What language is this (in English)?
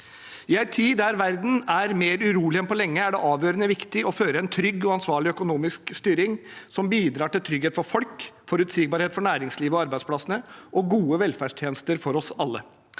Norwegian